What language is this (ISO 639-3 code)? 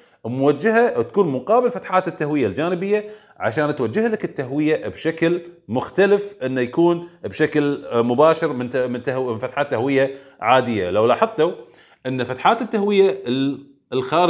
ara